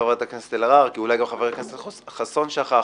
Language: Hebrew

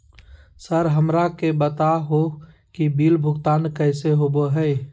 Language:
Magahi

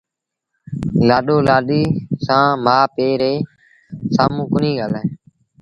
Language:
Sindhi Bhil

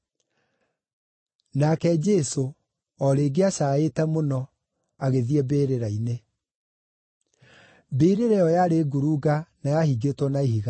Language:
Kikuyu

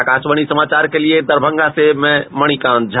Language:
Hindi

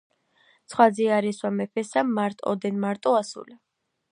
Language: Georgian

